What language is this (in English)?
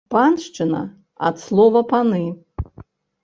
Belarusian